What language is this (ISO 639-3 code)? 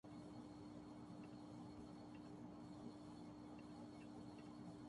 urd